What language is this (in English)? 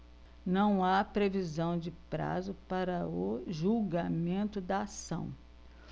Portuguese